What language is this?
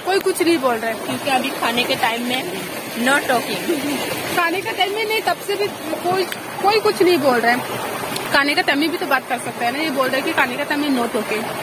Hindi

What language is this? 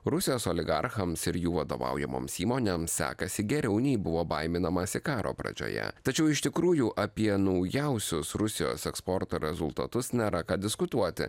Lithuanian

